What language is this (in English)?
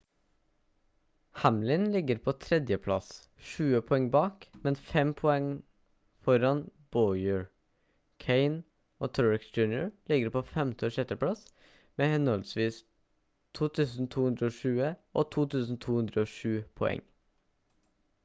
Norwegian Bokmål